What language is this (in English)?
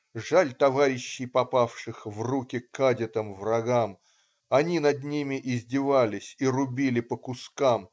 Russian